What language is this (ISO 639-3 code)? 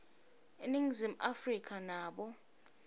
ssw